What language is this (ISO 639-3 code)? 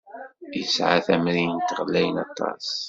kab